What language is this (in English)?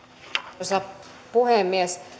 Finnish